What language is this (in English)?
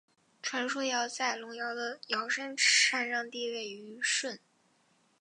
Chinese